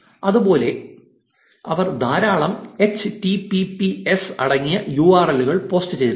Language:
Malayalam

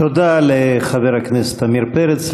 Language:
Hebrew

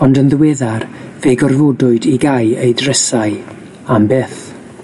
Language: Welsh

